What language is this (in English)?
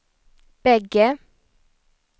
Swedish